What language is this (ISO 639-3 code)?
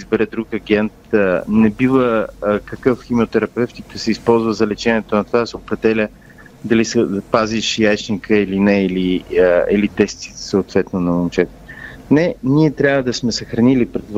bul